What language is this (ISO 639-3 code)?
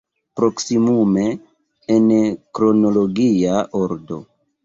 epo